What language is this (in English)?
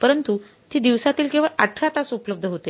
Marathi